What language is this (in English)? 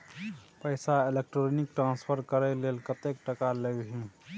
Maithili